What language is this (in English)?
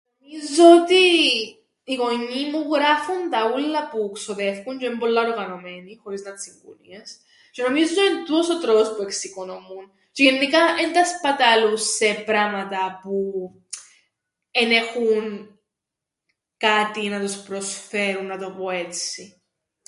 Greek